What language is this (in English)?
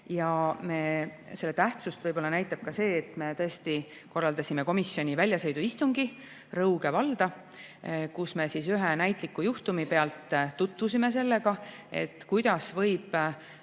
Estonian